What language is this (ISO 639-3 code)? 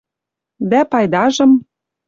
mrj